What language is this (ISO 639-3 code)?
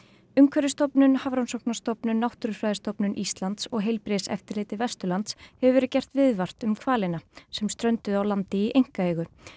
isl